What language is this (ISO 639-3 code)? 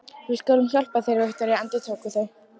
isl